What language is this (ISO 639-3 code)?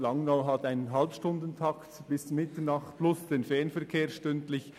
gsw